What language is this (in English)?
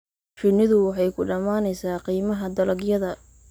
Somali